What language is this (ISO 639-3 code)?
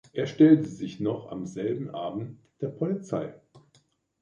deu